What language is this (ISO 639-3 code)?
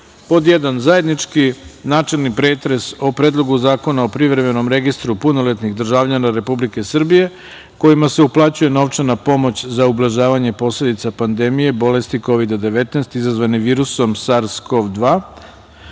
srp